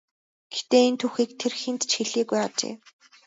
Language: Mongolian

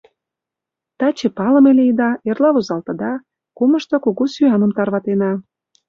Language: Mari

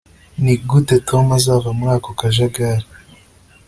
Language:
Kinyarwanda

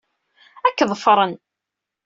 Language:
Kabyle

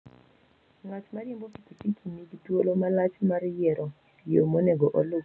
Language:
Luo (Kenya and Tanzania)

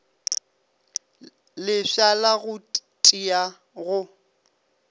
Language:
Northern Sotho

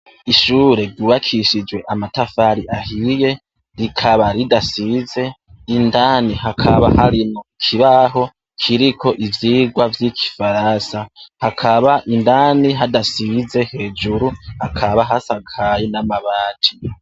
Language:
Rundi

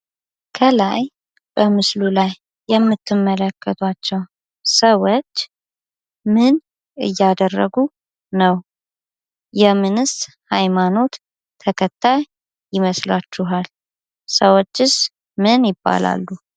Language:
Amharic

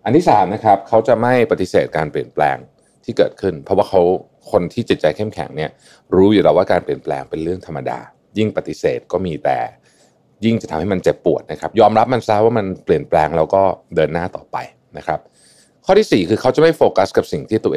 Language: Thai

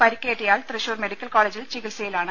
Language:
Malayalam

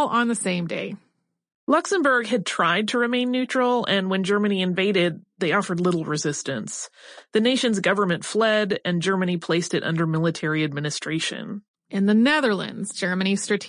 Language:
English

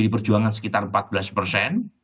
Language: Indonesian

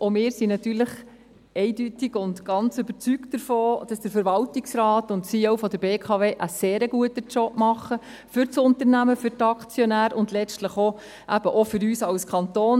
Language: Swiss German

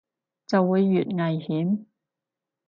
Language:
Cantonese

